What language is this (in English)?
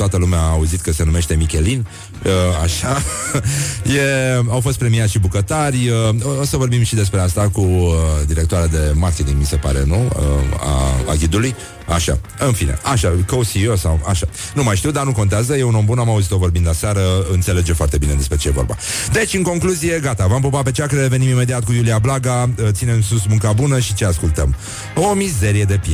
Romanian